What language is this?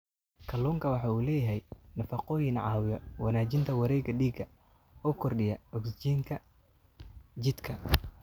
Somali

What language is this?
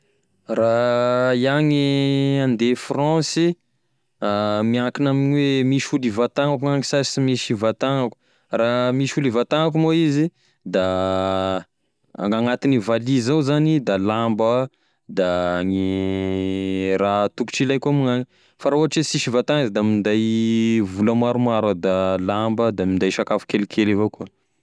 Tesaka Malagasy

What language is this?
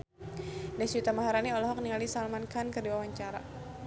Sundanese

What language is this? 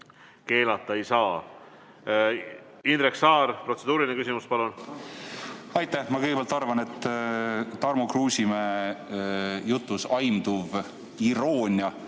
Estonian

